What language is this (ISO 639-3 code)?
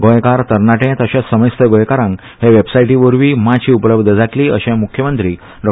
kok